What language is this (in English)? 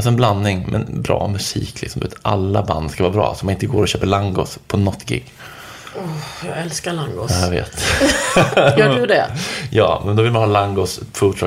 Swedish